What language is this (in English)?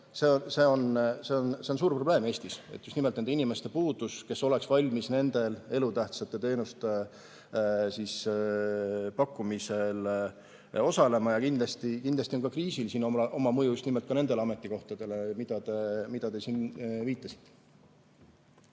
Estonian